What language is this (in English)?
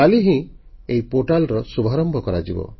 Odia